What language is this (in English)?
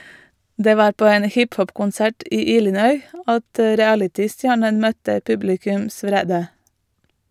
Norwegian